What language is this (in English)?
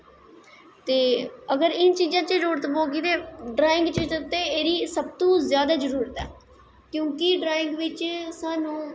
Dogri